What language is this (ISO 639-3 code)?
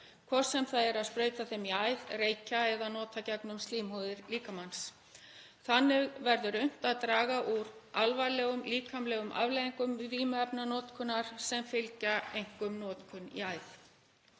isl